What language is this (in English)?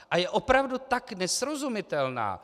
Czech